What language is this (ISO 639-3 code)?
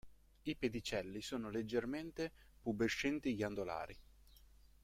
ita